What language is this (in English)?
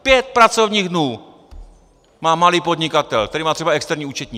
Czech